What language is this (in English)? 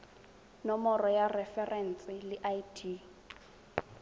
Tswana